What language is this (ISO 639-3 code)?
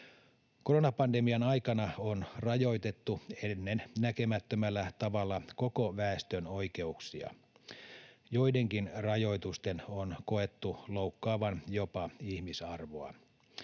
fin